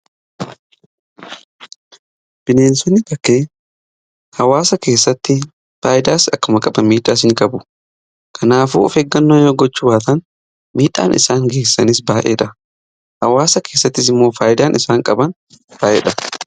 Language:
Oromo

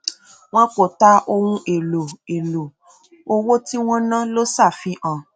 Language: Yoruba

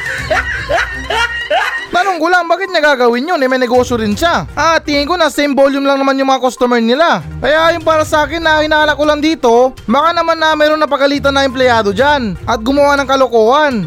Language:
Filipino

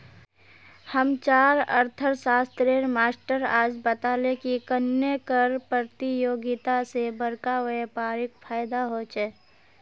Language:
Magahi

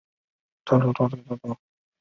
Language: Chinese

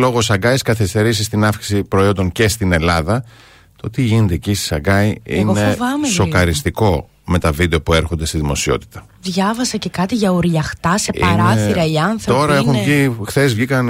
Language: Greek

